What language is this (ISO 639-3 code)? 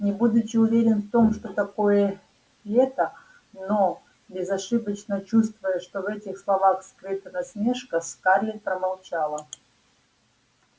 rus